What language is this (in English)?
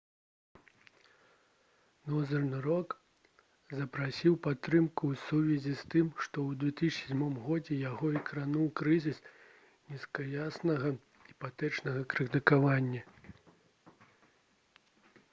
Belarusian